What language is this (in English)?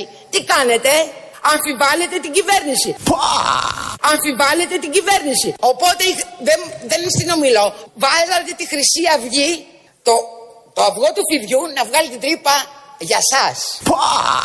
Greek